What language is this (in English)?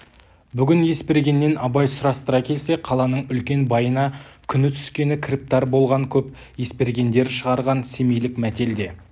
Kazakh